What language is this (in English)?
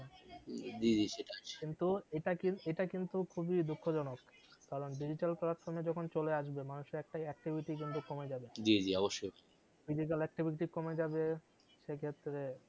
Bangla